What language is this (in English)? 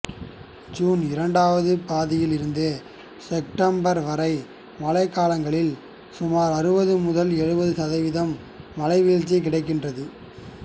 Tamil